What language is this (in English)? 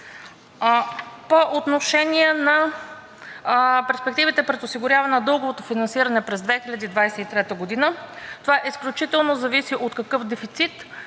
Bulgarian